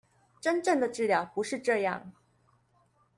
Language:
Chinese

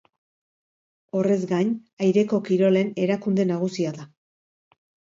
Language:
Basque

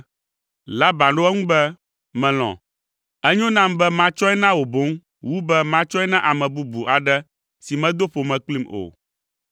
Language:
Ewe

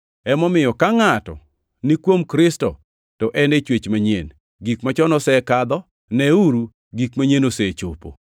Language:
Luo (Kenya and Tanzania)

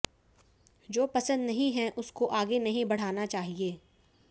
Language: Hindi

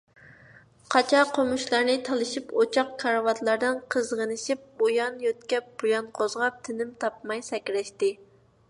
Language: Uyghur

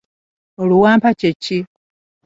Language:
Ganda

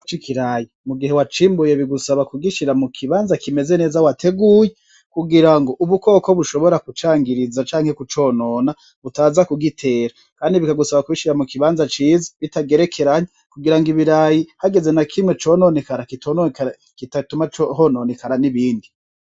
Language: Rundi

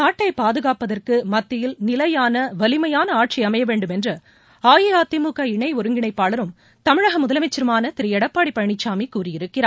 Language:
Tamil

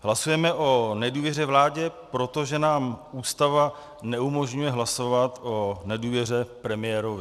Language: Czech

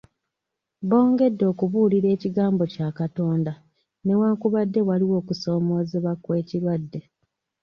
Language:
Ganda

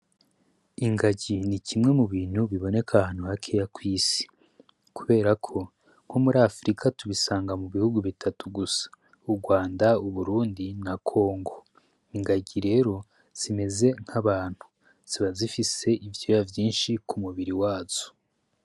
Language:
Rundi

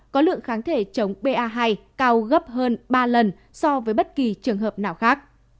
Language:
Vietnamese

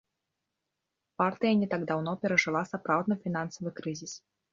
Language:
Belarusian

